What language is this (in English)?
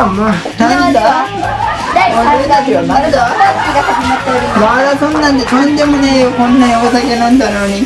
Japanese